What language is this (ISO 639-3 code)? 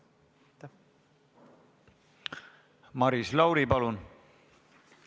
est